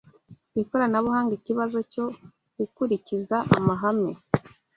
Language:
Kinyarwanda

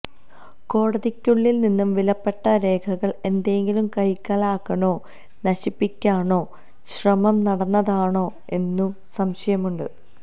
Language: Malayalam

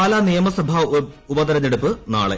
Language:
Malayalam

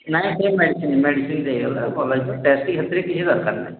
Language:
Odia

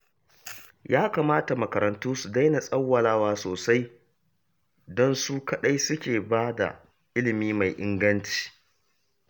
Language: Hausa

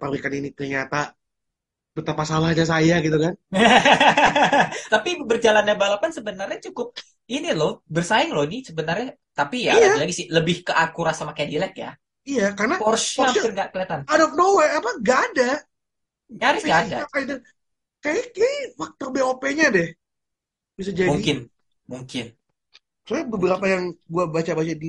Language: Indonesian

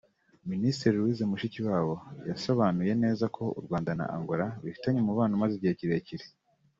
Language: Kinyarwanda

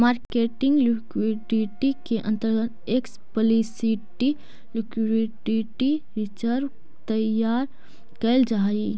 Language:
Magahi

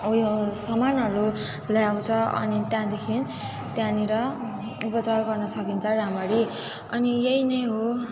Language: Nepali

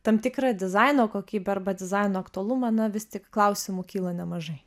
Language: Lithuanian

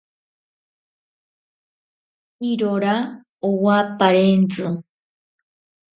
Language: Ashéninka Perené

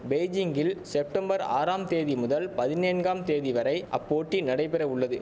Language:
Tamil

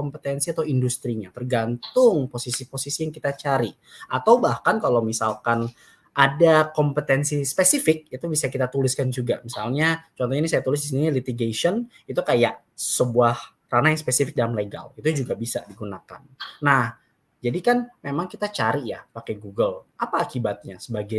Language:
Indonesian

